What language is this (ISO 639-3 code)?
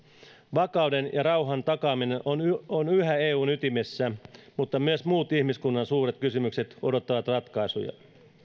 fin